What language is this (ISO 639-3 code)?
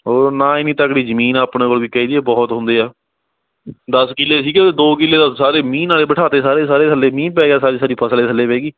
pan